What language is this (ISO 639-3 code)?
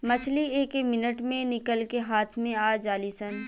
bho